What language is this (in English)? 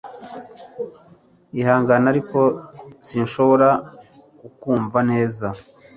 Kinyarwanda